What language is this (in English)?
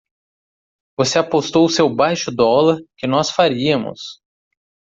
Portuguese